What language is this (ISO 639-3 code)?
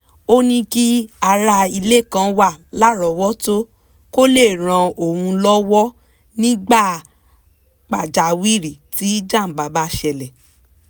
yor